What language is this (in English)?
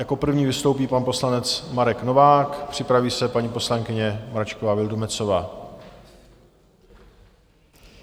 Czech